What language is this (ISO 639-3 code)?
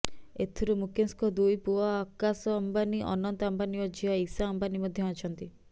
ori